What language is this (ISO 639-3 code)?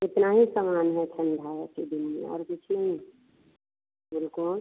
hin